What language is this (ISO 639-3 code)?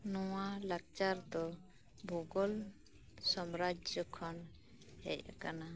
sat